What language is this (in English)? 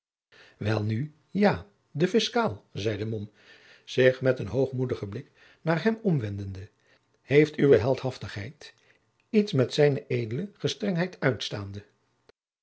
Dutch